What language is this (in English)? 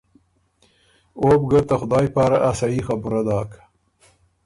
Ormuri